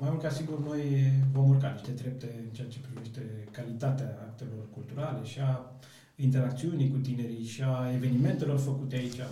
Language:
Romanian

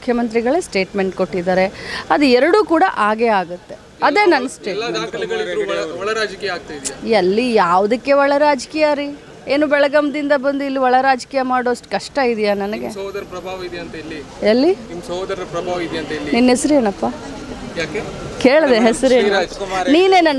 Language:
Romanian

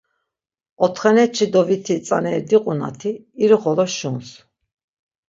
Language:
Laz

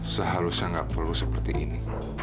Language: Indonesian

